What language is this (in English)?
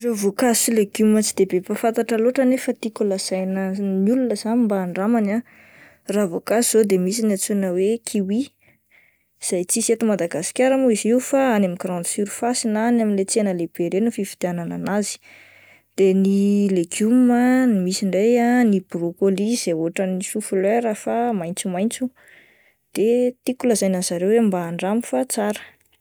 Malagasy